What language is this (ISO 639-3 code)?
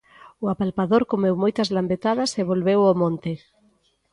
glg